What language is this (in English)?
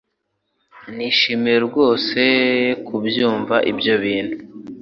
Kinyarwanda